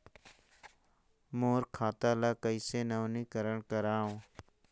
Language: Chhattisgarhi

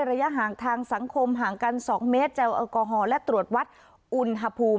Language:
Thai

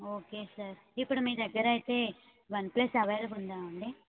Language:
Telugu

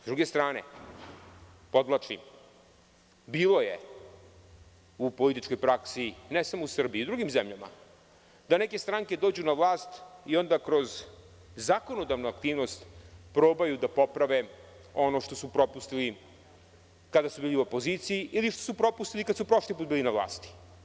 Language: Serbian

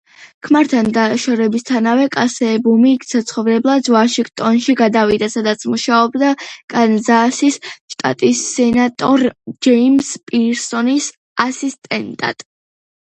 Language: Georgian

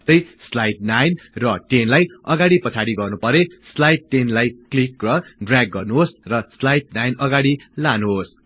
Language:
Nepali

